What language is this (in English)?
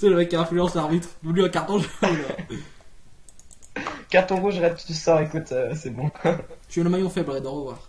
French